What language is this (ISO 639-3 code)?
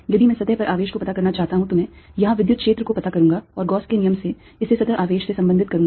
hin